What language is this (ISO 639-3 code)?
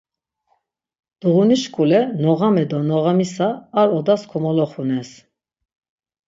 lzz